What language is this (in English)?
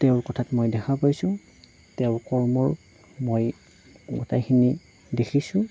Assamese